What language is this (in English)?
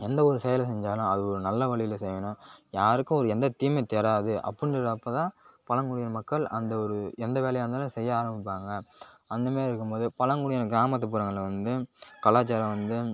Tamil